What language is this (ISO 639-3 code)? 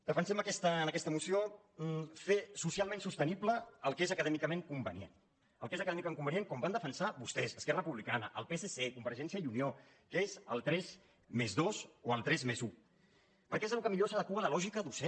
cat